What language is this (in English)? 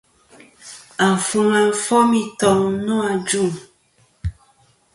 Kom